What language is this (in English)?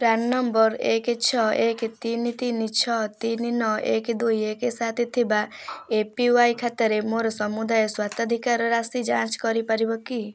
Odia